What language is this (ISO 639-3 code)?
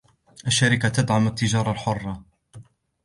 ara